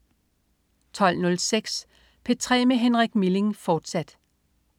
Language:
Danish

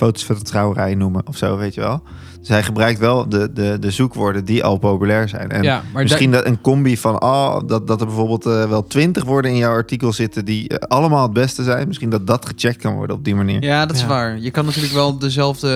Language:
Dutch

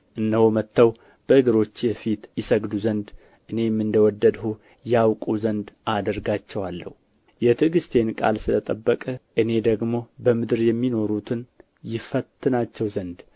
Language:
Amharic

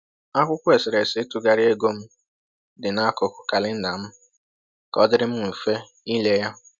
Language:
Igbo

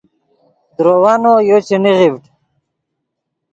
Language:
Yidgha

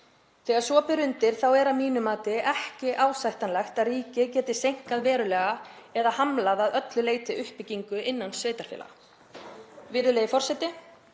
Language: Icelandic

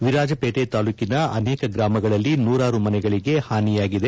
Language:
Kannada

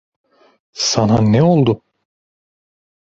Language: Turkish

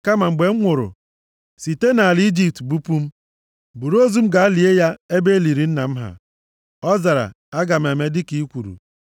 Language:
Igbo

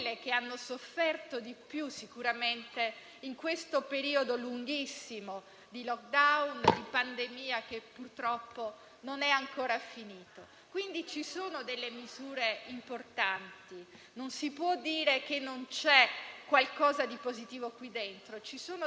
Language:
Italian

